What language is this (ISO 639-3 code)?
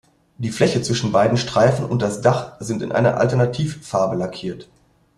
deu